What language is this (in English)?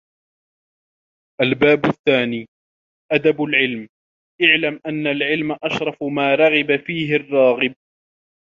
Arabic